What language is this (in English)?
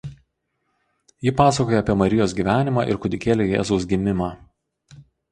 Lithuanian